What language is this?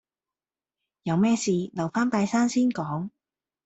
Cantonese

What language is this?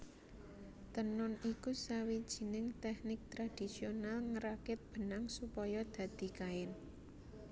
Javanese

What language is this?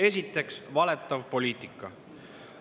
Estonian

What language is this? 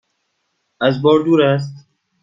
Persian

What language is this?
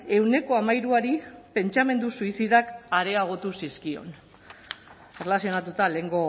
Basque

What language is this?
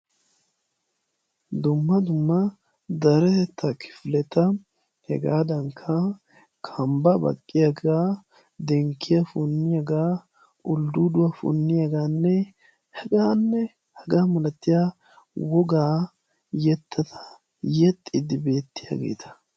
Wolaytta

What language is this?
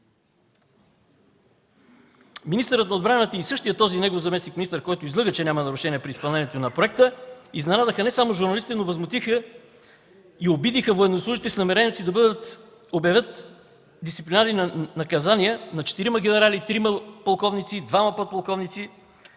Bulgarian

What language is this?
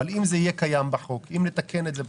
Hebrew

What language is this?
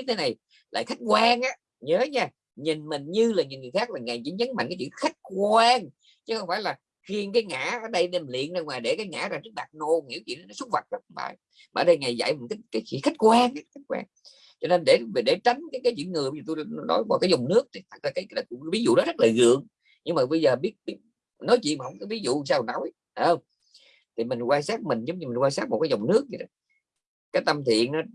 Vietnamese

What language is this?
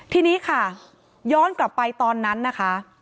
Thai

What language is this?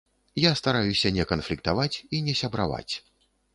Belarusian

